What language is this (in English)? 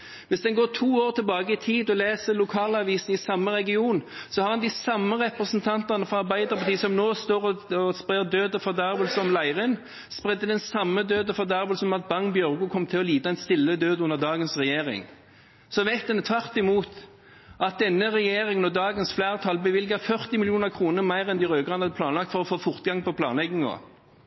Norwegian Bokmål